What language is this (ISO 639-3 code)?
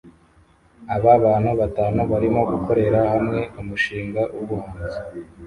kin